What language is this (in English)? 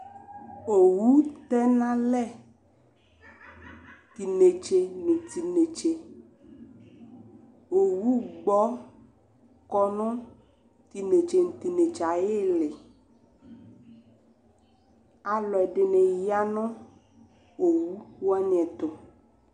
Ikposo